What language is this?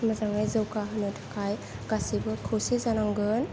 Bodo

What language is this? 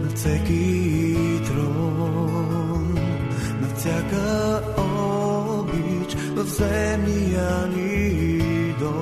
Bulgarian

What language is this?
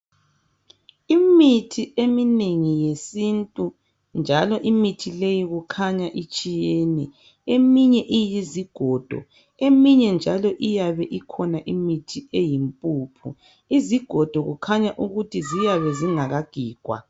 North Ndebele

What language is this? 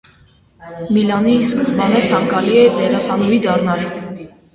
Armenian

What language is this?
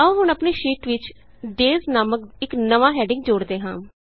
Punjabi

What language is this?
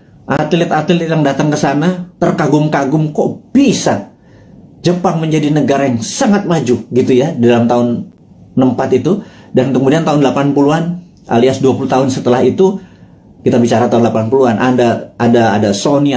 Indonesian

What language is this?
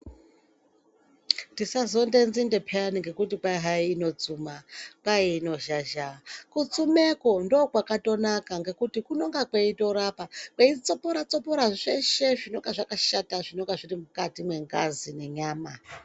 Ndau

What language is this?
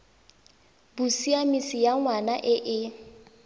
Tswana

